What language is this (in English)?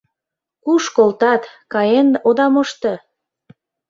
Mari